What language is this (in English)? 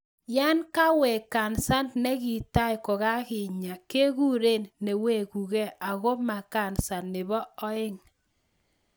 Kalenjin